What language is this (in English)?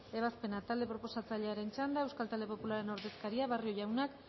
Basque